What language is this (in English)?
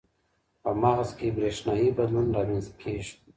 Pashto